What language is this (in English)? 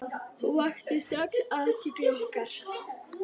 Icelandic